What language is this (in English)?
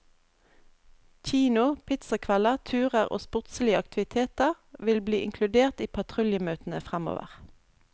Norwegian